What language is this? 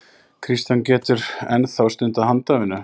Icelandic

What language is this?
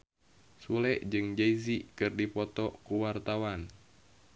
Sundanese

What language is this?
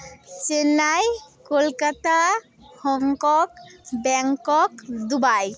Santali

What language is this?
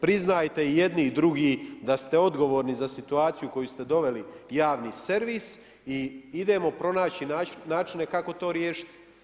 Croatian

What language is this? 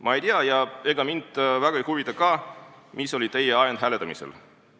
Estonian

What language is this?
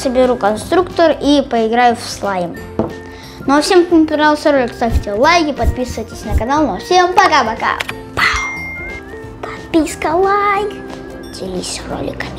Russian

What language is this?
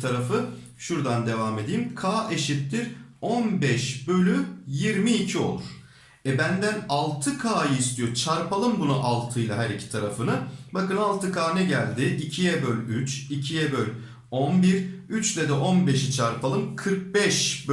Turkish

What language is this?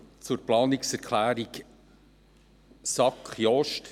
Swiss German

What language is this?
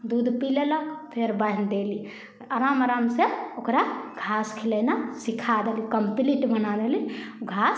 Maithili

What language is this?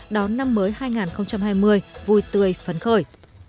Vietnamese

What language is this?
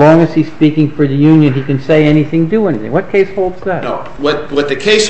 English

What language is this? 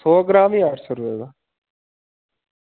Dogri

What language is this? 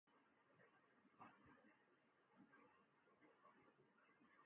Urdu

